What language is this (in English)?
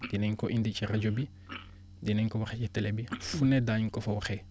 Wolof